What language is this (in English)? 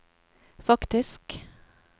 Norwegian